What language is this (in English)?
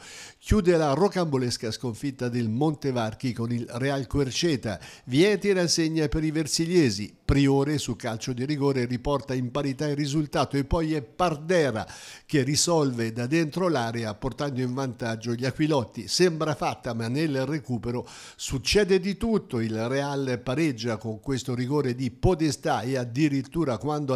Italian